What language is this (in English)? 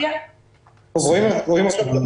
Hebrew